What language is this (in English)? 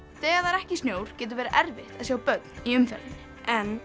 Icelandic